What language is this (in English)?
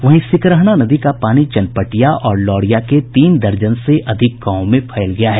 Hindi